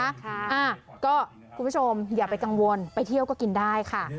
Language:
Thai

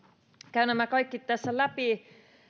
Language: Finnish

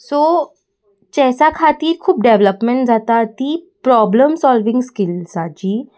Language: Konkani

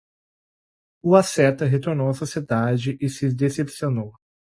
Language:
Portuguese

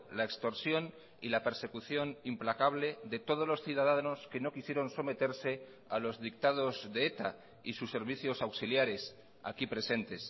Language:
Spanish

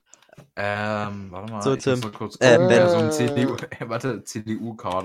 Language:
German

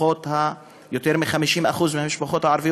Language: Hebrew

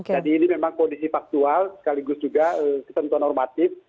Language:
Indonesian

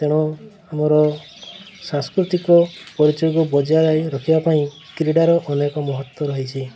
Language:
Odia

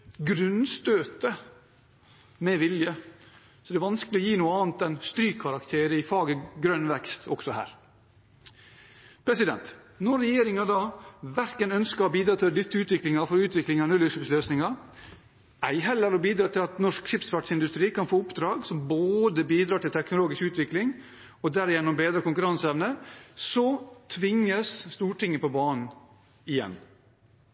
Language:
Norwegian Bokmål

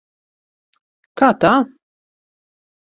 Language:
Latvian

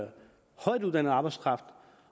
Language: Danish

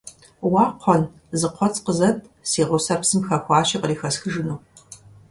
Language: Kabardian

